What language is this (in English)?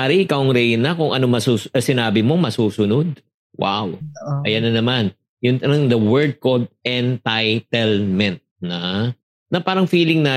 Filipino